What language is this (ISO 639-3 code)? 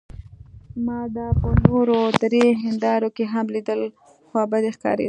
pus